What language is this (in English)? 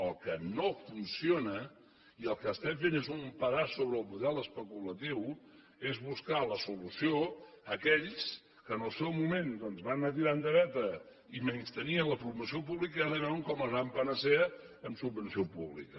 Catalan